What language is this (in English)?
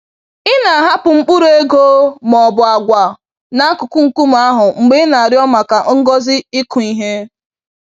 Igbo